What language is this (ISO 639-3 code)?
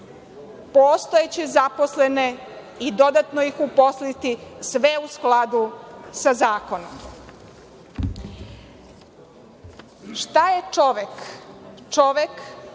srp